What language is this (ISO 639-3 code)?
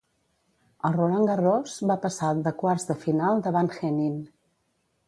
cat